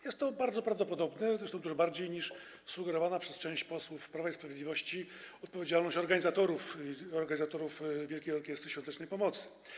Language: Polish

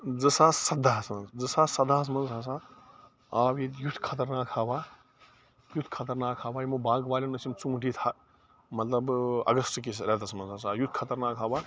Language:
Kashmiri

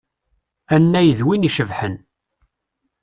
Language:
Kabyle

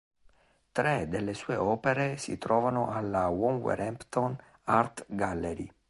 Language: Italian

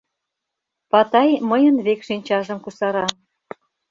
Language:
Mari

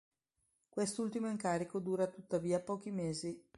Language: Italian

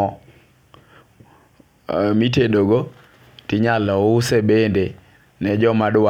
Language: Luo (Kenya and Tanzania)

